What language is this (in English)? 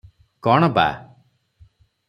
Odia